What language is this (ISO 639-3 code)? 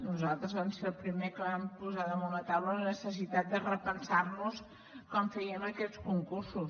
cat